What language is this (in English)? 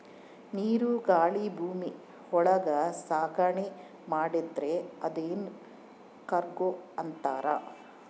Kannada